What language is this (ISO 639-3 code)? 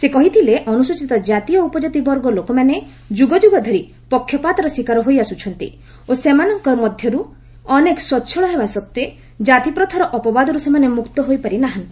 ori